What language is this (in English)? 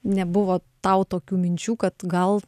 Lithuanian